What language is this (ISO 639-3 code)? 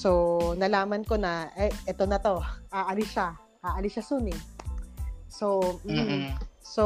fil